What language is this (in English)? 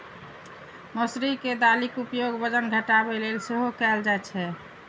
Maithili